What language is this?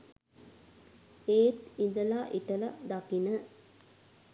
Sinhala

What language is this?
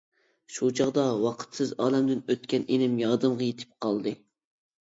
Uyghur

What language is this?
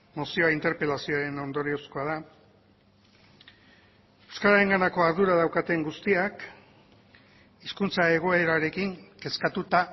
Basque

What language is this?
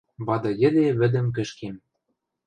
Western Mari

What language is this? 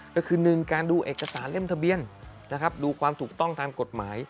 Thai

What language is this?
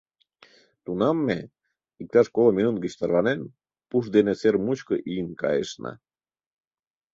Mari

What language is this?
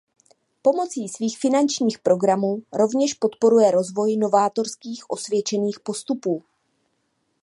Czech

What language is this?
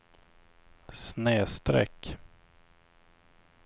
Swedish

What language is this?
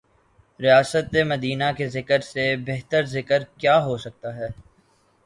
Urdu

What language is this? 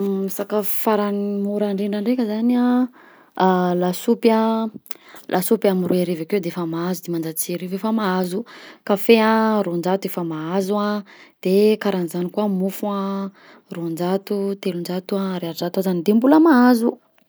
Southern Betsimisaraka Malagasy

